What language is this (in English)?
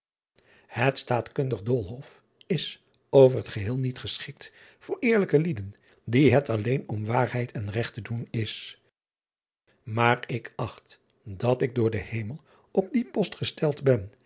Dutch